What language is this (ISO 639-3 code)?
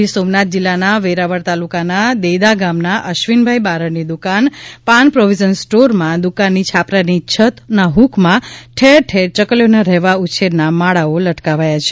guj